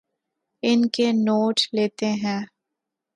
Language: Urdu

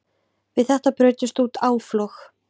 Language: Icelandic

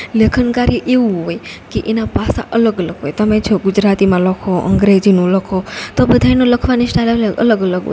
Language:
Gujarati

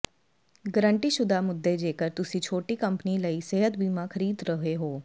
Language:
Punjabi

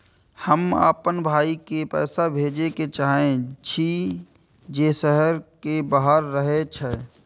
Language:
Maithili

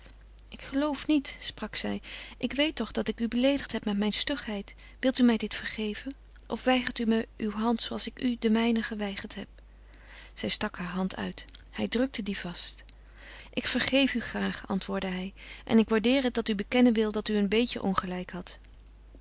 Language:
Dutch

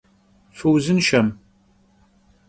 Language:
Kabardian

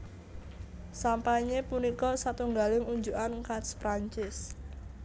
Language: Javanese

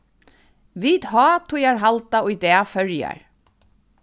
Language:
Faroese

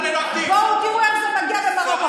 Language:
Hebrew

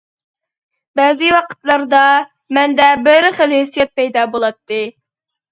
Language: Uyghur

